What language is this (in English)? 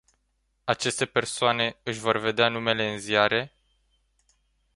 Romanian